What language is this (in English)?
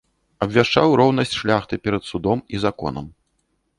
Belarusian